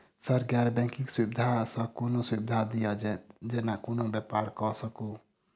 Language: Maithili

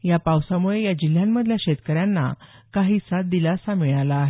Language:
Marathi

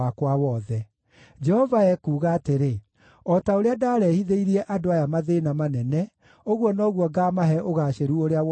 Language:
Kikuyu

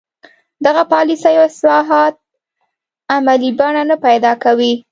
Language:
Pashto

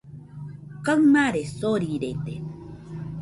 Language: Nüpode Huitoto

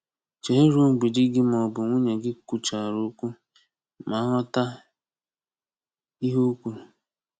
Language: Igbo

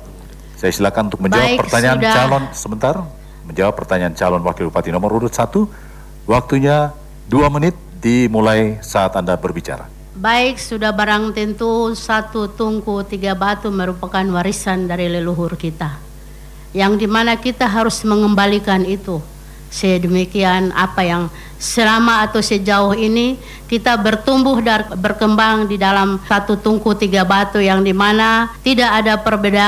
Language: Indonesian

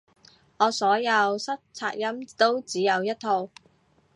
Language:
Cantonese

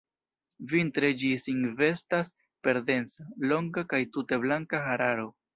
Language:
Esperanto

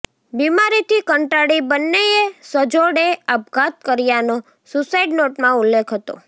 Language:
Gujarati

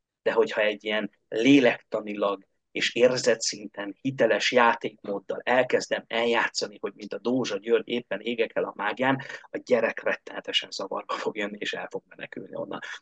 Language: Hungarian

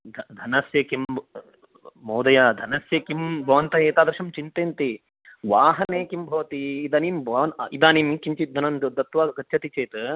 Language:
Sanskrit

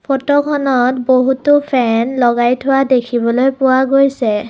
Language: Assamese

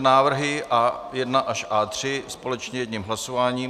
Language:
Czech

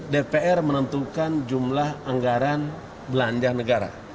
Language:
Indonesian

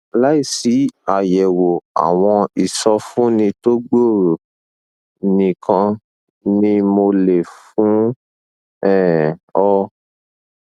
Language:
Yoruba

